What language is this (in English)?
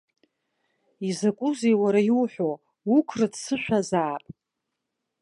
Abkhazian